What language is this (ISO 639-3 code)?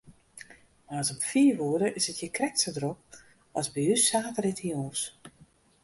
fry